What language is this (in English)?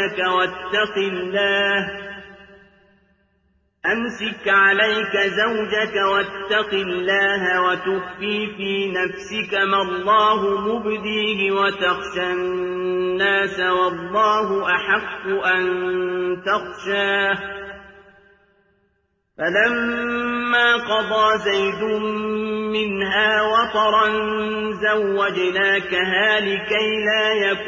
Arabic